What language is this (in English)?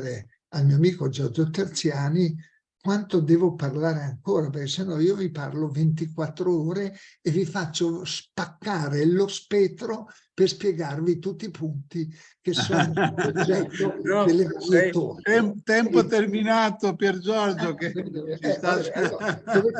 Italian